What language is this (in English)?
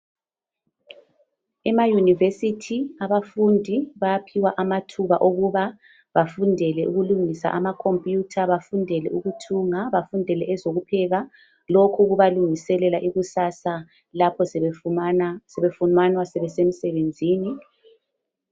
North Ndebele